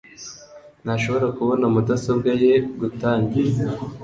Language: Kinyarwanda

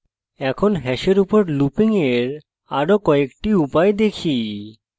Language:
Bangla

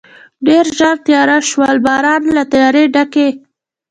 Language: Pashto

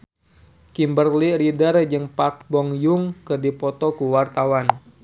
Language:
Sundanese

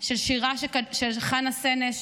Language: Hebrew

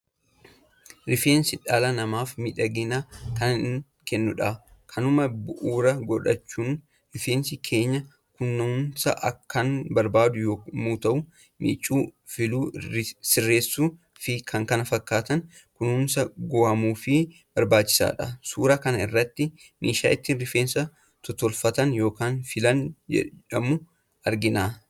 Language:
Oromo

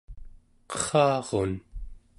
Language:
Central Yupik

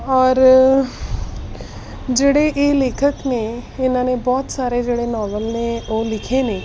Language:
Punjabi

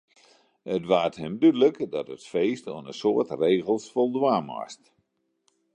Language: Western Frisian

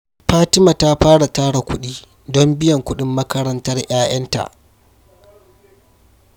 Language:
Hausa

